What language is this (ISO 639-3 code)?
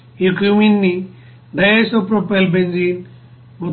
tel